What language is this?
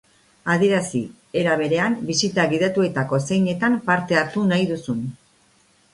Basque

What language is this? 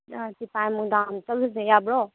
Manipuri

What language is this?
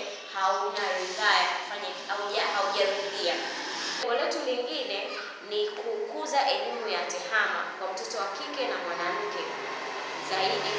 Swahili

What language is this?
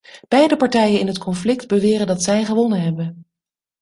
Dutch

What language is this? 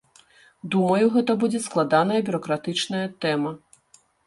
Belarusian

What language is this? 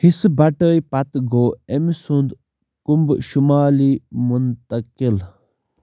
Kashmiri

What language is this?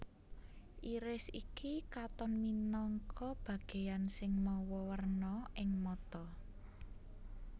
Javanese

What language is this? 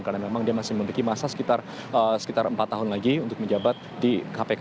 Indonesian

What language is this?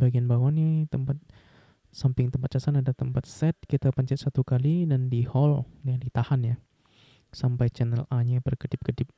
Indonesian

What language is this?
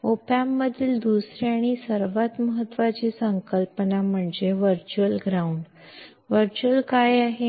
Kannada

